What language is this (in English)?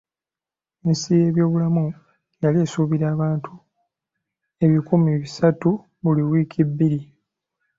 Ganda